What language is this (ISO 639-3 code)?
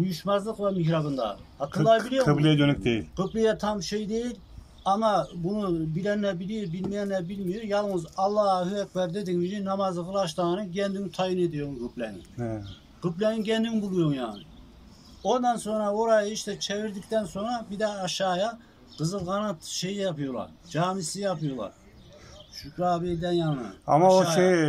tur